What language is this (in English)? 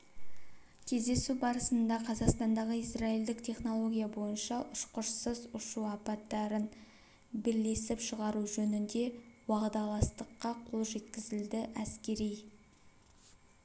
Kazakh